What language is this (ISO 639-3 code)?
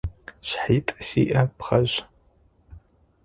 ady